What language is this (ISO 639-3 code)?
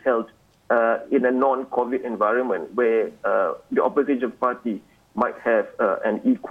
msa